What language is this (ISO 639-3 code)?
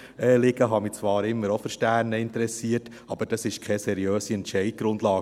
gsw